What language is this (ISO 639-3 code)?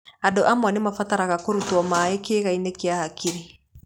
kik